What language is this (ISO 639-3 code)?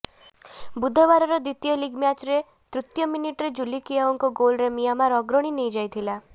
ori